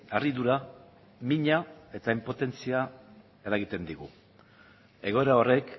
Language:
Basque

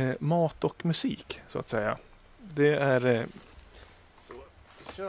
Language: Swedish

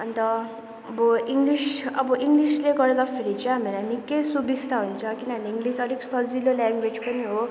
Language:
Nepali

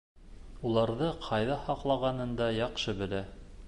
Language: Bashkir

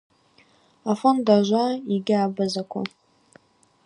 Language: Abaza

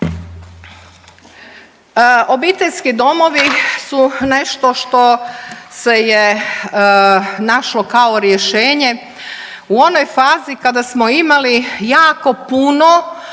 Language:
Croatian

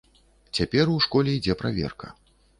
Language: Belarusian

